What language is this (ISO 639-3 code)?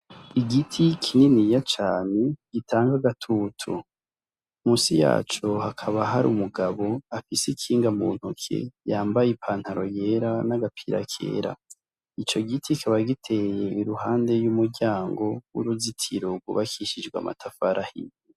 run